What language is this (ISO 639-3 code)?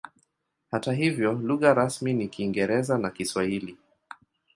swa